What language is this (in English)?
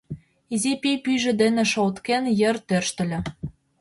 Mari